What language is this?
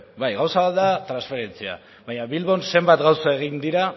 Basque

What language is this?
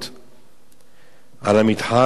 Hebrew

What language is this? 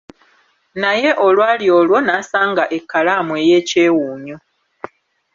Ganda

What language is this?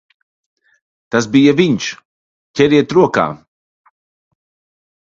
Latvian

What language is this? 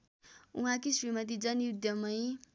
Nepali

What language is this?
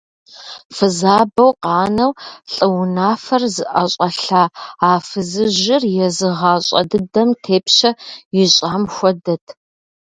Kabardian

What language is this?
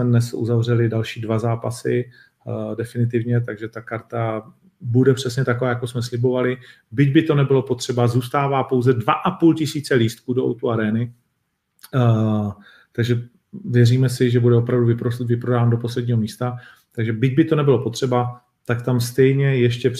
Czech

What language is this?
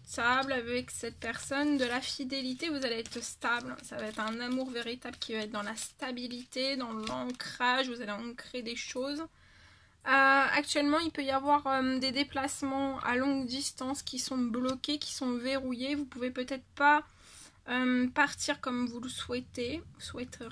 French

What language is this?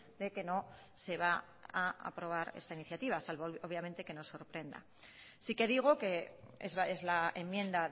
Spanish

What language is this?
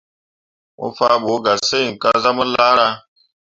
Mundang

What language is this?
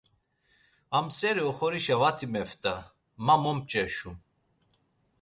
Laz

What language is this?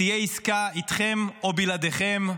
Hebrew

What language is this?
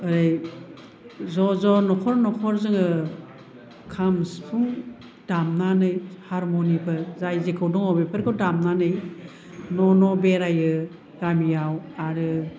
Bodo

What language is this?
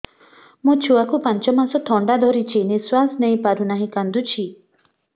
Odia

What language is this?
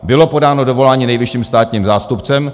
Czech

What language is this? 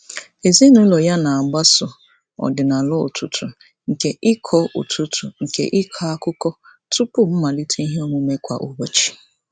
Igbo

